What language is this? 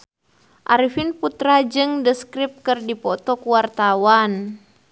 Sundanese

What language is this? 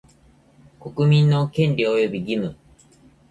Japanese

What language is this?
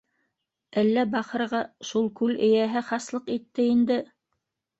Bashkir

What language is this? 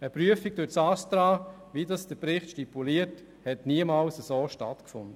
Swiss German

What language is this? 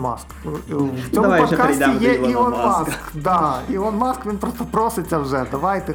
Ukrainian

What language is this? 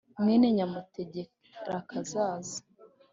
Kinyarwanda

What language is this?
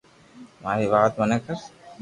Loarki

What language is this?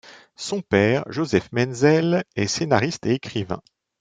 French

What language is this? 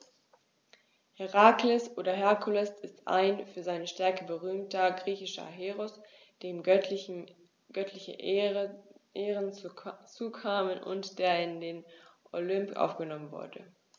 German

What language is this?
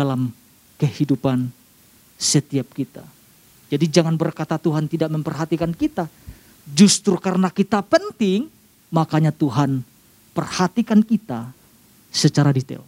Indonesian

